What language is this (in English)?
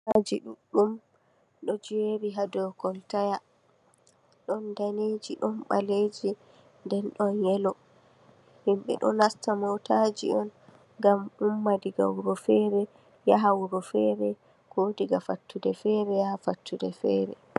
Fula